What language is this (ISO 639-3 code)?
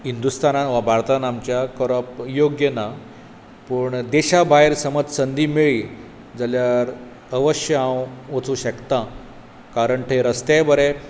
kok